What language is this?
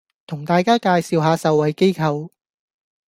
Cantonese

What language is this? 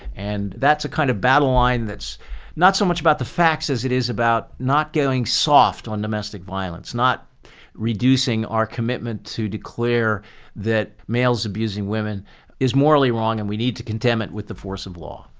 English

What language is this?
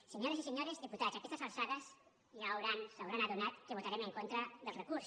Catalan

